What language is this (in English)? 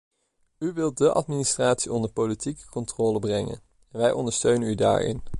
Dutch